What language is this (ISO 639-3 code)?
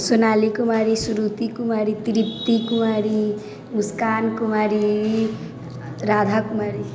mai